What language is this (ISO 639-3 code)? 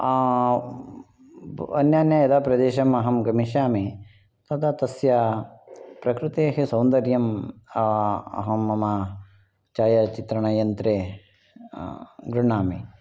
san